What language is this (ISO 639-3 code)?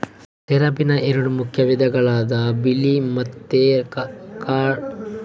kan